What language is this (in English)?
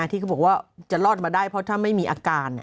Thai